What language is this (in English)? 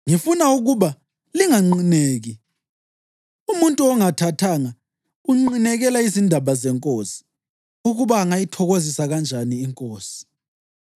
North Ndebele